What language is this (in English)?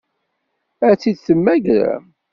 Kabyle